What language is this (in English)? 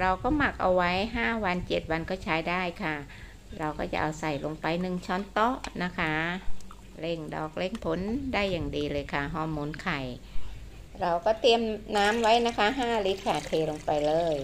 Thai